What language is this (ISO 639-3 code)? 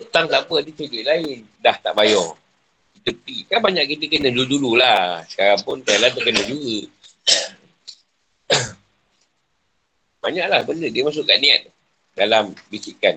msa